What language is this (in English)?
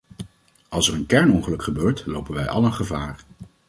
Dutch